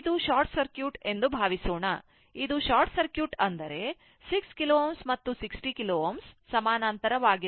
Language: Kannada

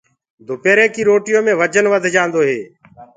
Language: Gurgula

